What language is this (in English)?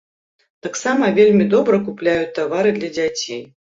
Belarusian